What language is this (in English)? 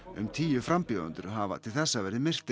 Icelandic